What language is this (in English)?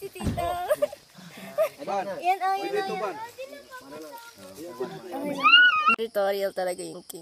Czech